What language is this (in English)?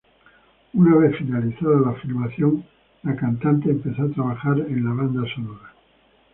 Spanish